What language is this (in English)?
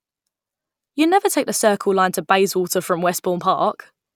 English